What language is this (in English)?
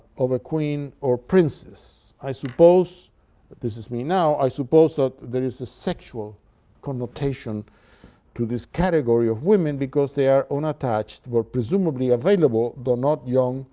English